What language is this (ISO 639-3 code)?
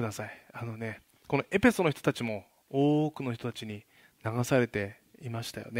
jpn